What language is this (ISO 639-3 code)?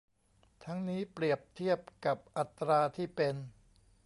tha